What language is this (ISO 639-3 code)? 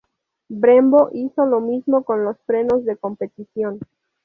spa